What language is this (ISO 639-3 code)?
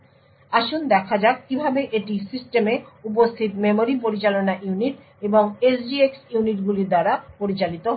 ben